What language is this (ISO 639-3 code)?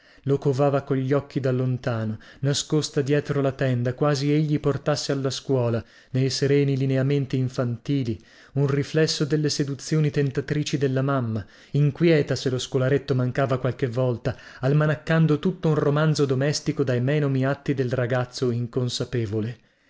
ita